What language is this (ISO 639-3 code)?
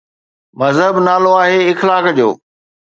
snd